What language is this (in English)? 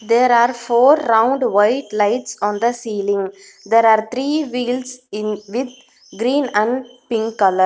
English